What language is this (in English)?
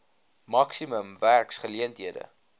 Afrikaans